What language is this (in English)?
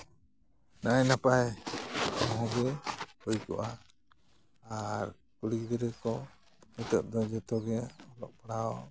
Santali